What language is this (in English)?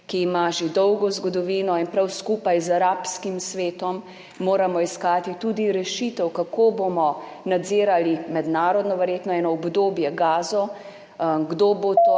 Slovenian